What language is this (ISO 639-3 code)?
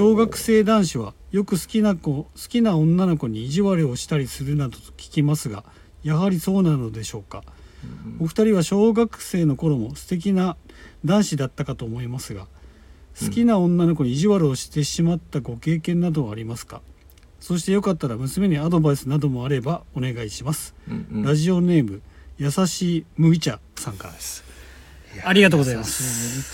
jpn